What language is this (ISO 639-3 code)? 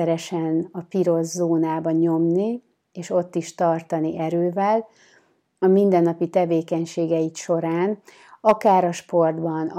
hun